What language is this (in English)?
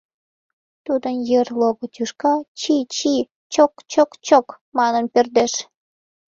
Mari